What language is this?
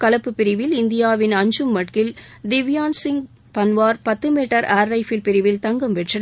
Tamil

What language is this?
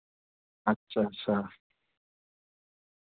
Dogri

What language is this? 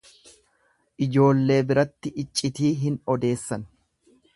Oromo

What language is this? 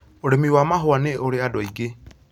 Kikuyu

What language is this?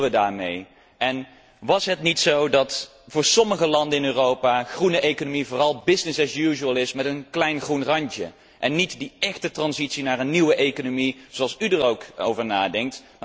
Dutch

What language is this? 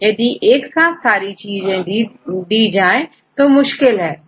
Hindi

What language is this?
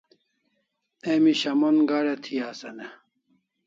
Kalasha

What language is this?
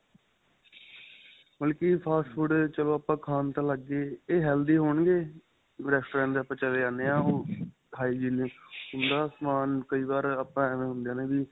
Punjabi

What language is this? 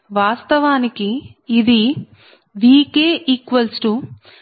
Telugu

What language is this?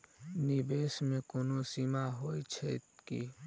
Maithili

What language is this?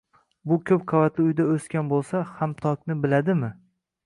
Uzbek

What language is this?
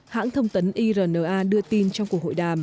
Vietnamese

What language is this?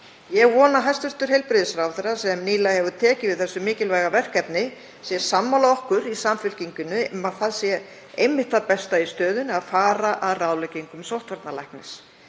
Icelandic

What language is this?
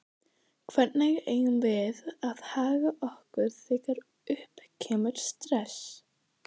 Icelandic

